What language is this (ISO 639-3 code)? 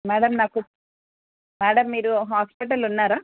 tel